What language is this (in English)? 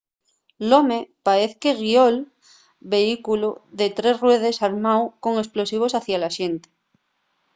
Asturian